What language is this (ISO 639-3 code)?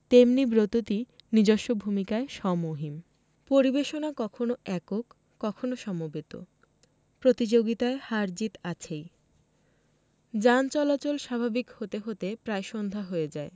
ben